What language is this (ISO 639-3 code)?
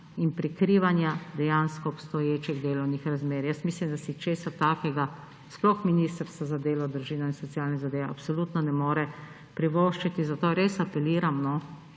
slv